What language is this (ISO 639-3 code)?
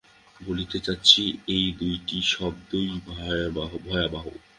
ben